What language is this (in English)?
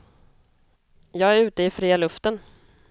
Swedish